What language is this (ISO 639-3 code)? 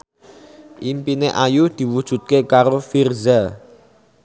jav